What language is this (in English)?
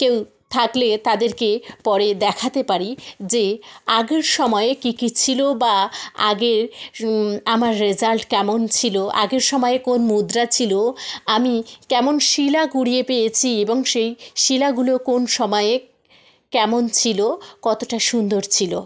Bangla